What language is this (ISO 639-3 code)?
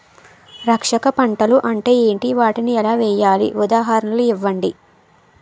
tel